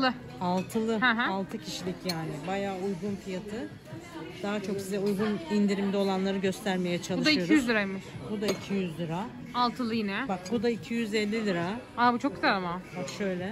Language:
Turkish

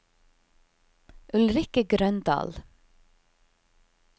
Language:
Norwegian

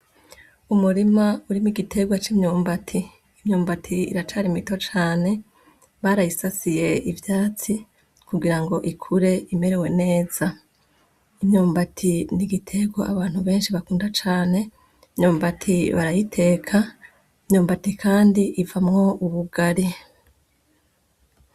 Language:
Rundi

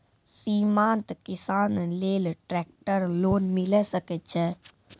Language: Maithili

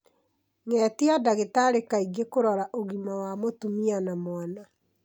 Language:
Kikuyu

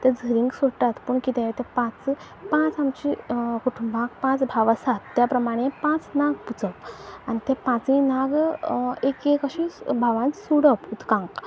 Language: Konkani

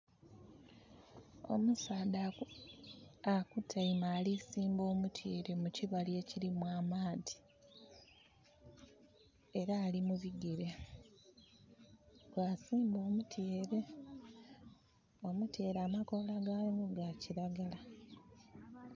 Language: Soga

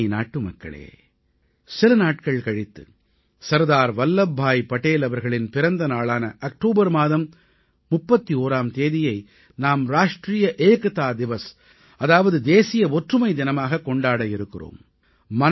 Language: Tamil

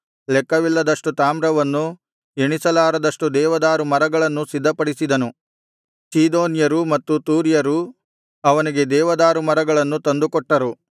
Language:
Kannada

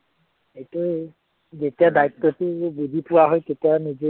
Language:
Assamese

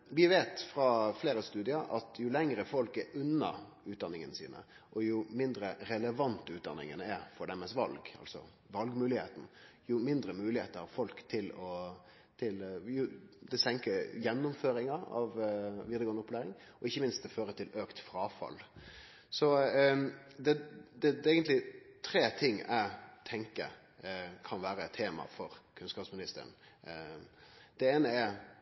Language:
Norwegian Nynorsk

